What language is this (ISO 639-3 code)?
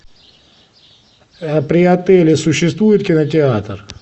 rus